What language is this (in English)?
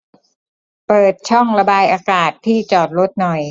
Thai